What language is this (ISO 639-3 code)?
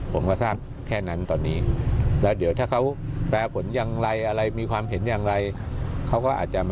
tha